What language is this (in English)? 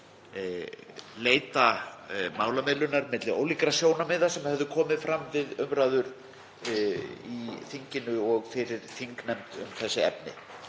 Icelandic